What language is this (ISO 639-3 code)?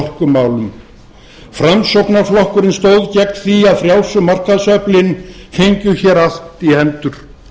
isl